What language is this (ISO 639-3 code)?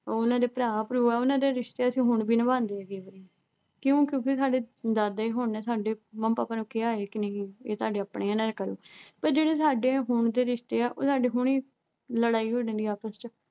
pan